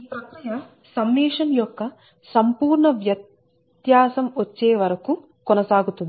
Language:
Telugu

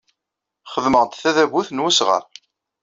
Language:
Kabyle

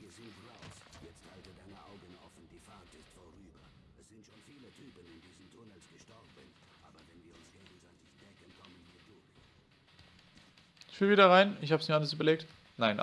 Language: German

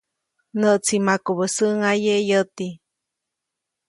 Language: Copainalá Zoque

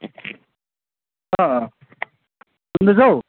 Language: Nepali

